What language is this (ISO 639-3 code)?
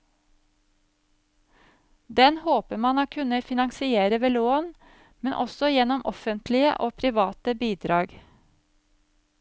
nor